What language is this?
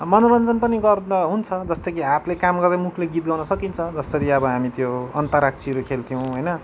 Nepali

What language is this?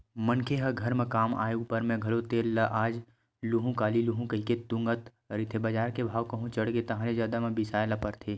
Chhattisgarhi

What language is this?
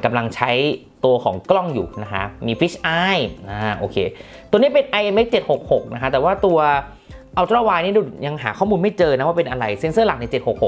Thai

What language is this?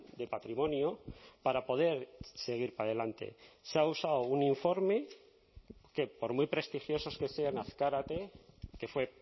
Spanish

